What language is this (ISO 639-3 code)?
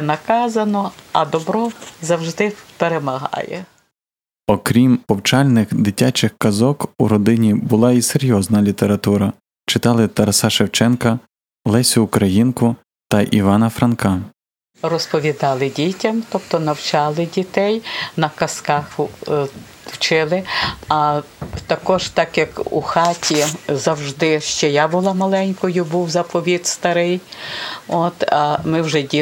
ukr